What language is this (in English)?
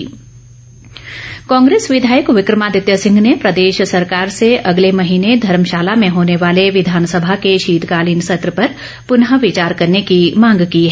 Hindi